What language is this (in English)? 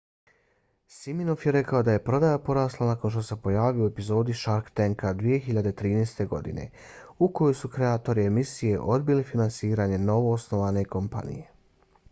Bosnian